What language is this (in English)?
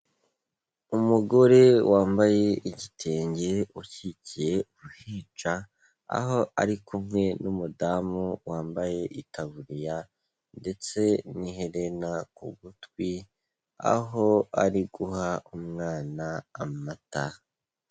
Kinyarwanda